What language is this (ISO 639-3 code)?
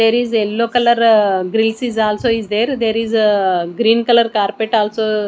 eng